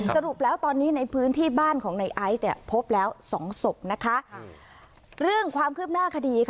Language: Thai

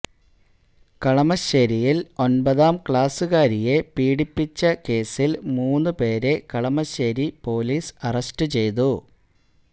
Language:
Malayalam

